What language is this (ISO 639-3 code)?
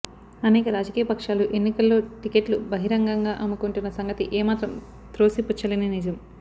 tel